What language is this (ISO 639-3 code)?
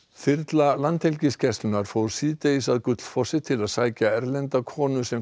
isl